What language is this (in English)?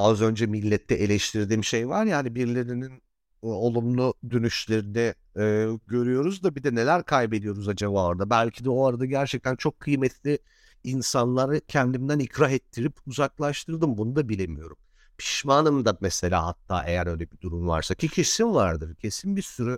Turkish